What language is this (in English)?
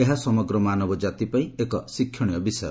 Odia